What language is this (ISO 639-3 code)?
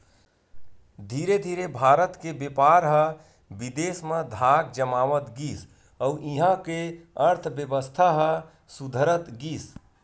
hne